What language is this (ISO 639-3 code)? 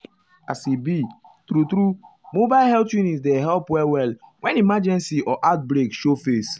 pcm